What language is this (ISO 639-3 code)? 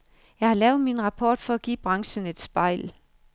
dan